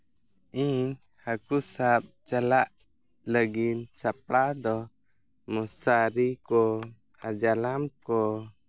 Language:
Santali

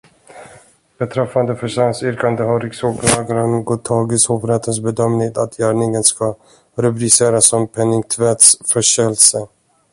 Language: Swedish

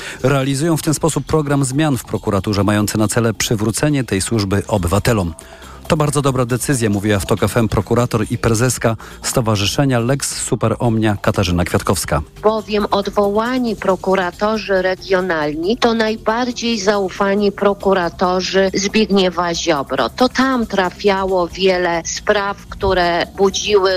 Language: Polish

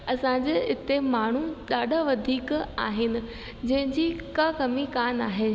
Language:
Sindhi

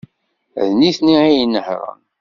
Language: Kabyle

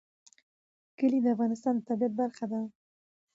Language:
Pashto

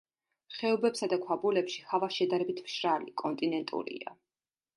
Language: Georgian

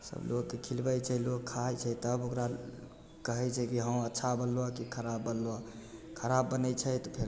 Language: Maithili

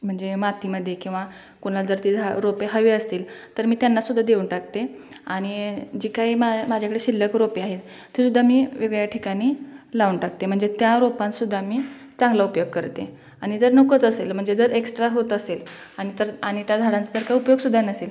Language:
Marathi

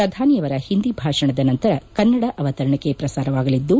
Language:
Kannada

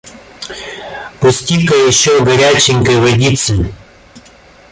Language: Russian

